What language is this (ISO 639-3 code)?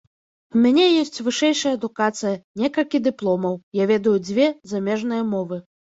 bel